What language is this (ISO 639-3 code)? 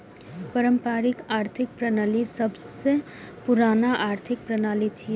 mai